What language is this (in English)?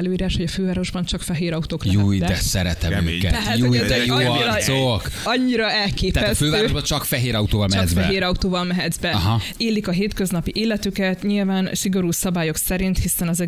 Hungarian